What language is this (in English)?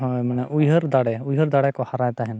Santali